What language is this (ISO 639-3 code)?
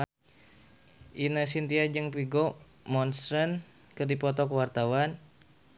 sun